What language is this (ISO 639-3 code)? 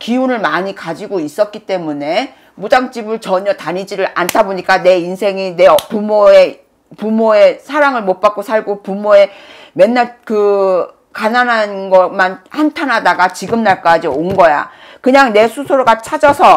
kor